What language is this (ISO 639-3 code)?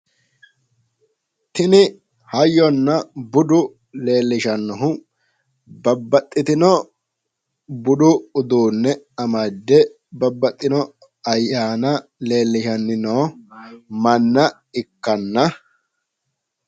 sid